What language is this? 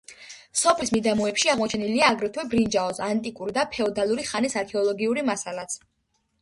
Georgian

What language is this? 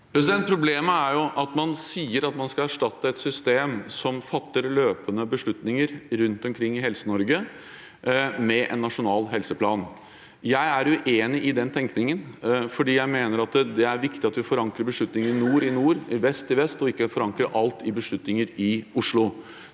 Norwegian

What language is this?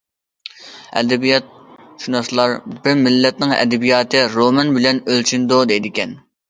Uyghur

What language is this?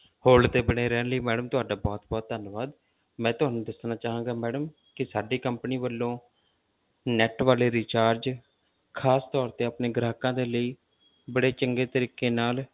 Punjabi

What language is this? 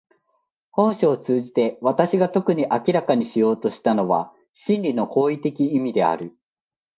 Japanese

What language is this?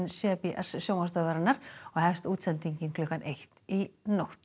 Icelandic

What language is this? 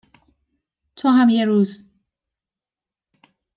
Persian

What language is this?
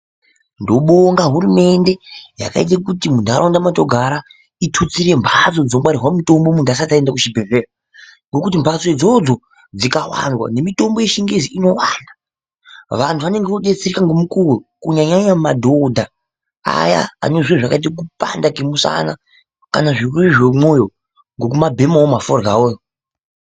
Ndau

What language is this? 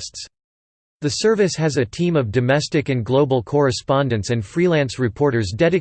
English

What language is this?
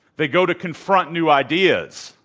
English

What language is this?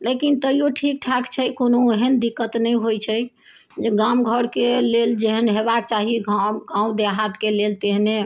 Maithili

